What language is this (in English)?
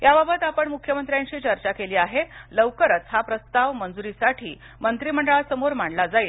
Marathi